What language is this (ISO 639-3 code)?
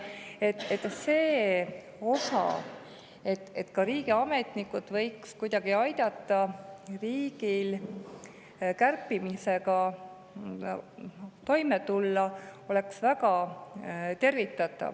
est